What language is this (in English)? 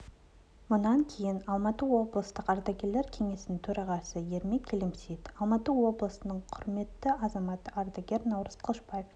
Kazakh